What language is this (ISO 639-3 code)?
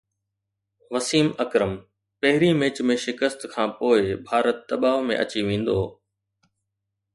snd